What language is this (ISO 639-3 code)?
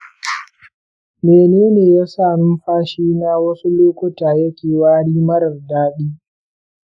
hau